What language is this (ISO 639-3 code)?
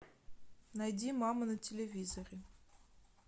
rus